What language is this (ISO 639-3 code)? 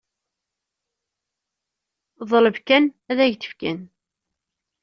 kab